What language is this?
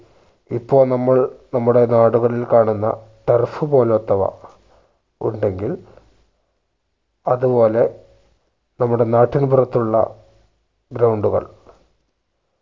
Malayalam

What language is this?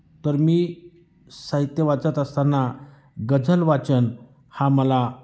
Marathi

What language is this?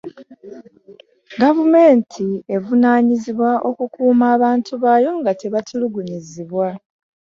Ganda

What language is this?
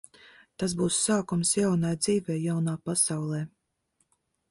Latvian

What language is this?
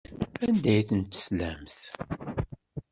Kabyle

